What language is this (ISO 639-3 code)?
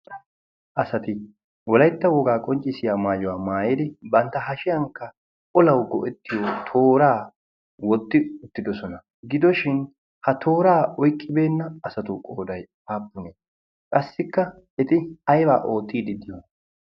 wal